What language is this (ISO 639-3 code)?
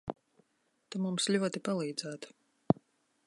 lav